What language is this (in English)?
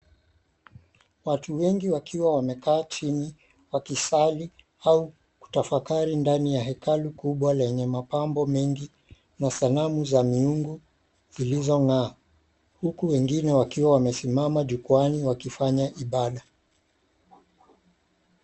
Swahili